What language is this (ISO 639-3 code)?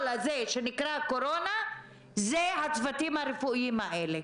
heb